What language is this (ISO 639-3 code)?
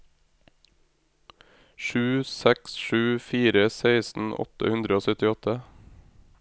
nor